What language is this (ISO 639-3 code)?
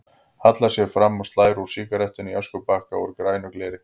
isl